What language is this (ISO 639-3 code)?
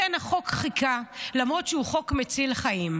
heb